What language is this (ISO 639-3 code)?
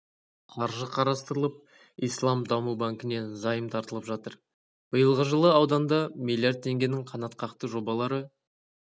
kaz